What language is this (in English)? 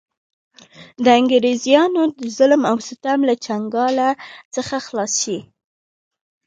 Pashto